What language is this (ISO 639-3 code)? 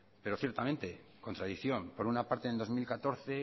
spa